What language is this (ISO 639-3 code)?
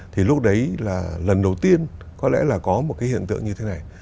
vie